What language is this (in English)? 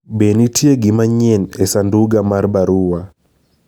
Luo (Kenya and Tanzania)